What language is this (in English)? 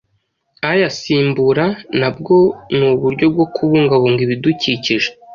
Kinyarwanda